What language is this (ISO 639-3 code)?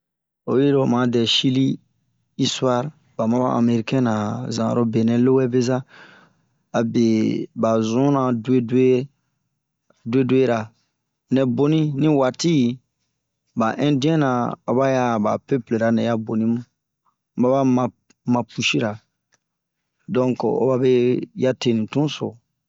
bmq